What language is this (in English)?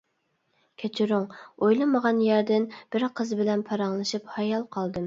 Uyghur